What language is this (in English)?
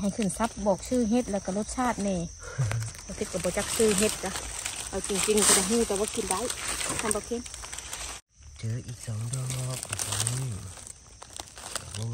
Thai